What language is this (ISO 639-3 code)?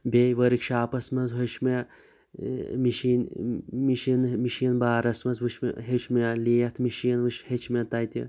kas